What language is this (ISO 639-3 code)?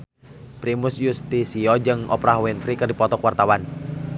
sun